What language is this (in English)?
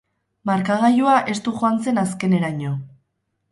Basque